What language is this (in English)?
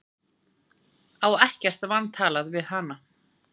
Icelandic